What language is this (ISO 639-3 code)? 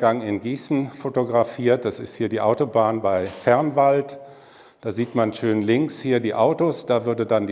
deu